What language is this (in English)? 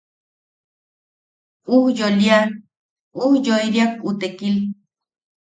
Yaqui